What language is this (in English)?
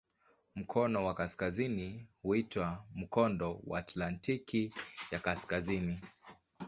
Swahili